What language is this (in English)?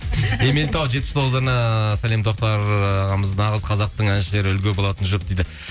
Kazakh